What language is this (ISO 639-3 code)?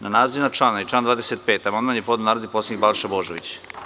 srp